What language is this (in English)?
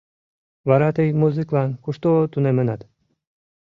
Mari